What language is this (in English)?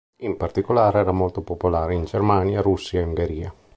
Italian